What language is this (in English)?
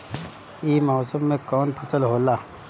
Bhojpuri